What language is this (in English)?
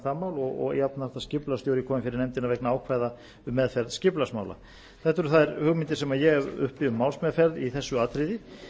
Icelandic